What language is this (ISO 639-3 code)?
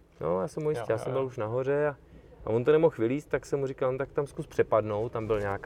ces